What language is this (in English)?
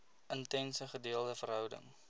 Afrikaans